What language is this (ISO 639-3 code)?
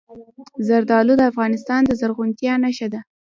pus